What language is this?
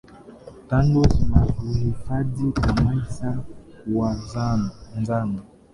Swahili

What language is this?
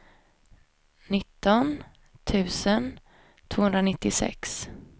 Swedish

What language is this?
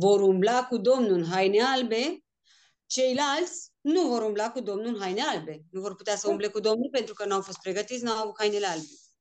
Romanian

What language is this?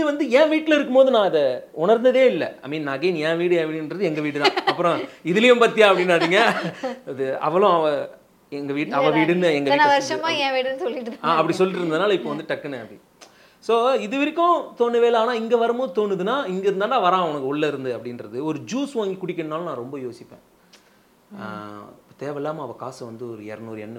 Tamil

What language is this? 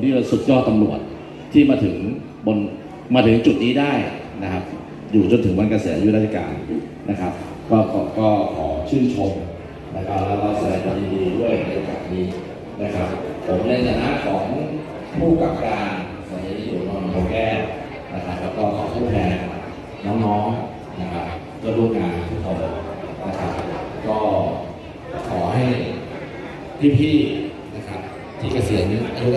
Thai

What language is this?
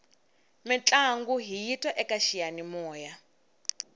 Tsonga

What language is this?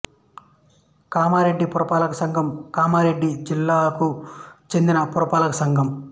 Telugu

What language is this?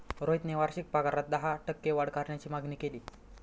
Marathi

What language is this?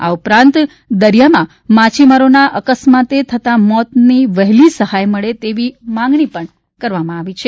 Gujarati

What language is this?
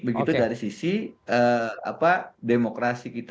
Indonesian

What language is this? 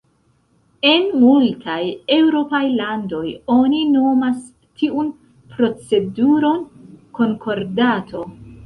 Esperanto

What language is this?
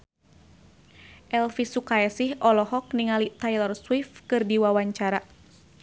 Sundanese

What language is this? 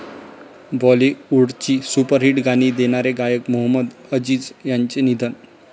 Marathi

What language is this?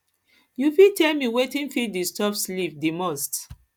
Nigerian Pidgin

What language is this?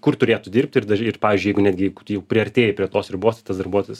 Lithuanian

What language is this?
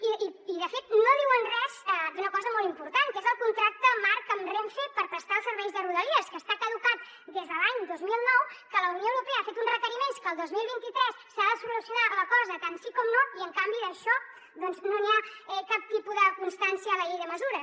Catalan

